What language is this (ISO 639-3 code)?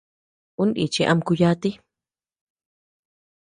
cux